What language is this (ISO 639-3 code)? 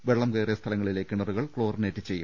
mal